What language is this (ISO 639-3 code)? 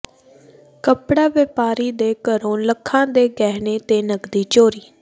pan